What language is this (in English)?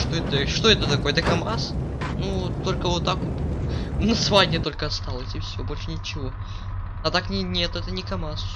Russian